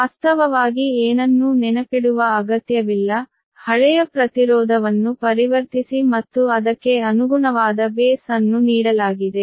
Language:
Kannada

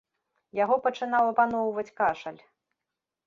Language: Belarusian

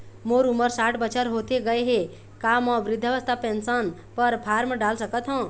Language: Chhattisgarhi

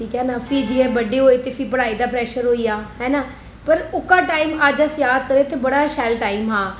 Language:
Dogri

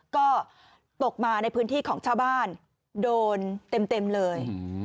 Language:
Thai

